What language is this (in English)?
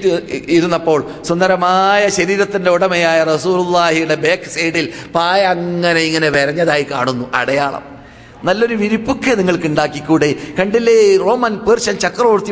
Malayalam